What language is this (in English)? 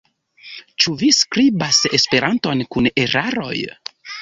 Esperanto